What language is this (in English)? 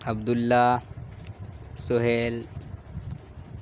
Urdu